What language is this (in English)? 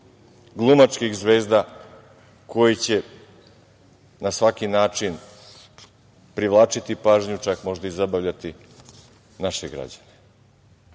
Serbian